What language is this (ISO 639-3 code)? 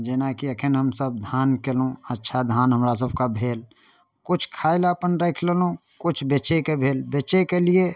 mai